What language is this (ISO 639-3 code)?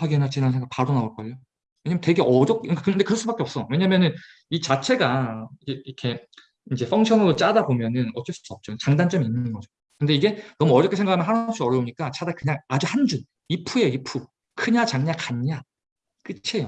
kor